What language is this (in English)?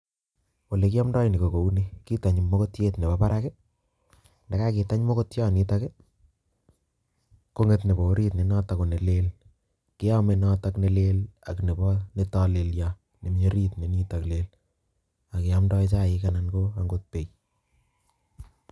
Kalenjin